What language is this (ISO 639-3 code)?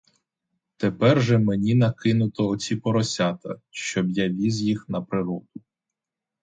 ukr